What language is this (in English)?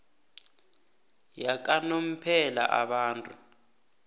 South Ndebele